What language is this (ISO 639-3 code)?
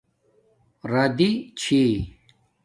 dmk